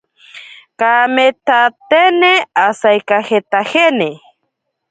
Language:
Ashéninka Perené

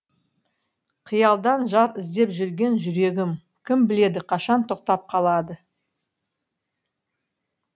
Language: Kazakh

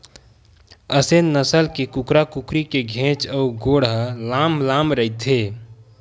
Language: Chhattisgarhi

